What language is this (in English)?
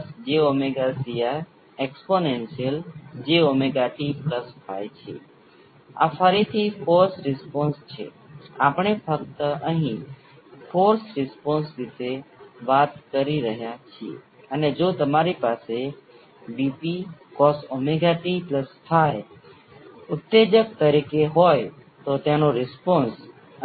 Gujarati